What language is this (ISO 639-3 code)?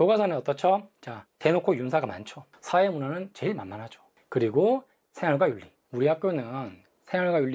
kor